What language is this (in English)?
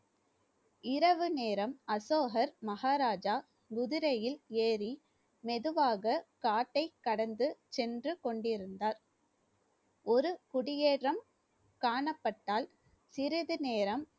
Tamil